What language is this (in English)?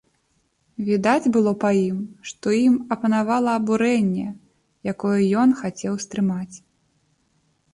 Belarusian